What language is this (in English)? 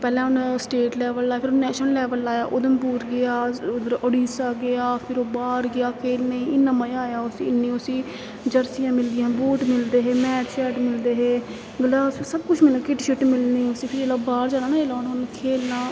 Dogri